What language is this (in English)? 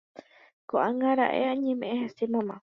Guarani